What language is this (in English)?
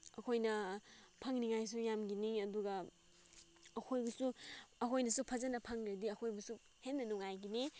Manipuri